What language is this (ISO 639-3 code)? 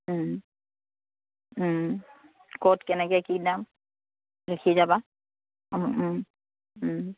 asm